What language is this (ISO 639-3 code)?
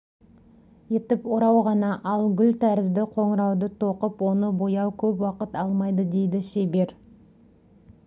kaz